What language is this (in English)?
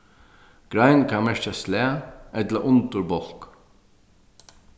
Faroese